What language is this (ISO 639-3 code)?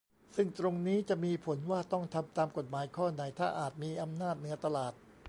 tha